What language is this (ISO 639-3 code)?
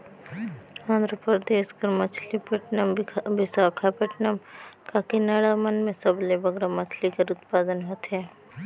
hne